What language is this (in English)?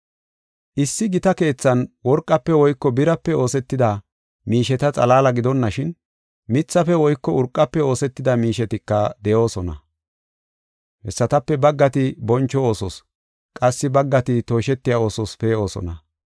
Gofa